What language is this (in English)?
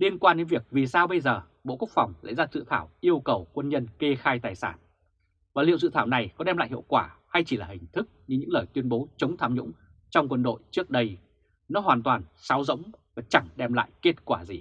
Vietnamese